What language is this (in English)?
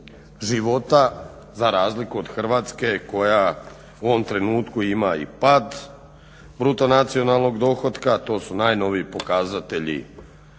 Croatian